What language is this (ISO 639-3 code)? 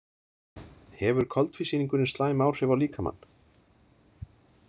isl